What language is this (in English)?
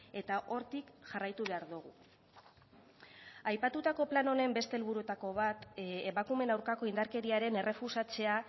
Basque